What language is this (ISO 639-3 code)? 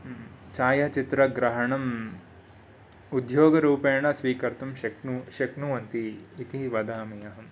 san